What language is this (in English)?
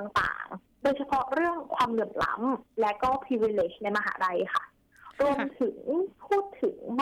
Thai